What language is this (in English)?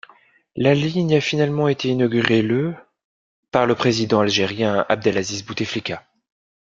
French